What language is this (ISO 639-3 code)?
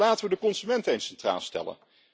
nld